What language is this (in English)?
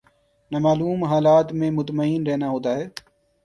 Urdu